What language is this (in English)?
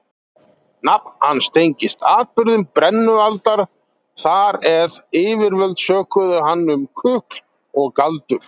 Icelandic